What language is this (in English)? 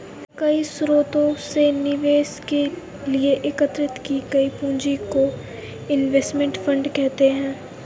Hindi